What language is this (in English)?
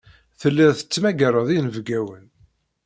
Kabyle